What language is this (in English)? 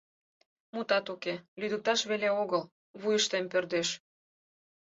Mari